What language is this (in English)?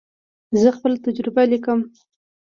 Pashto